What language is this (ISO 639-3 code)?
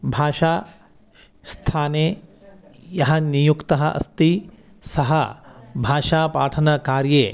san